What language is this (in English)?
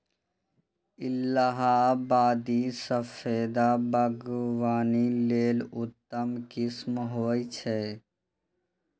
Maithili